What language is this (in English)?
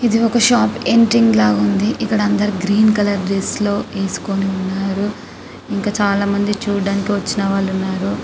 Telugu